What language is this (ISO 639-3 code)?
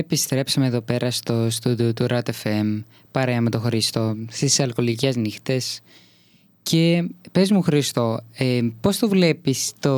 ell